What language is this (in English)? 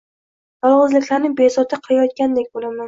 Uzbek